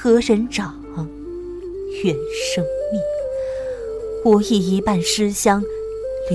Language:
Chinese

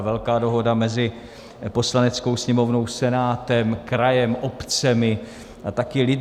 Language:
Czech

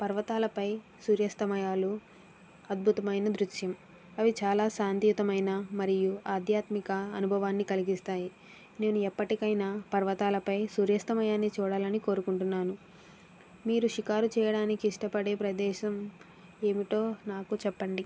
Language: Telugu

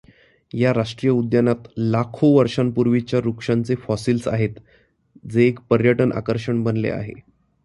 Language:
Marathi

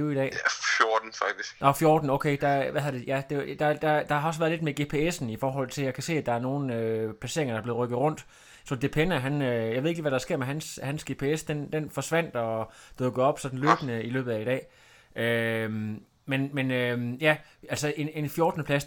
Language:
Danish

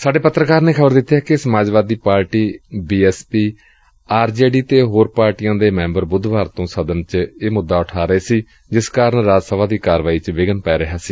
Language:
Punjabi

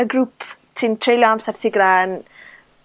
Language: Welsh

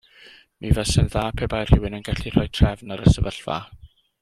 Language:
Welsh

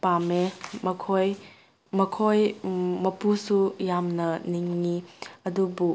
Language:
Manipuri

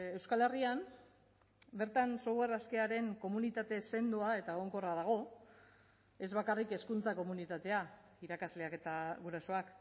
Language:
Basque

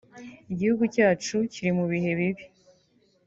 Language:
Kinyarwanda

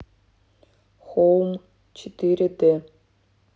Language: Russian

